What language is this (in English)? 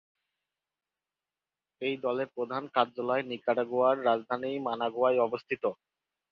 Bangla